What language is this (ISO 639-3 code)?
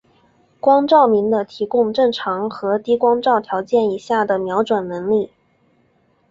zho